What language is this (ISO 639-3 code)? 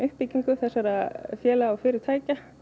isl